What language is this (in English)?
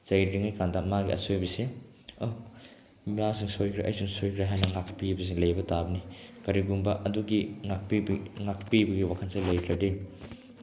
Manipuri